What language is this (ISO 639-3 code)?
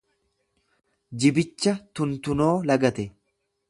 orm